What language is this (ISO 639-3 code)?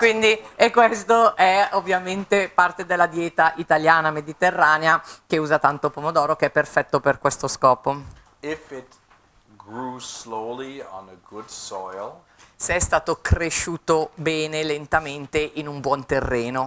ita